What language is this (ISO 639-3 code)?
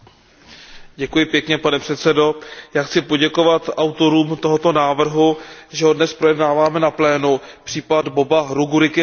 ces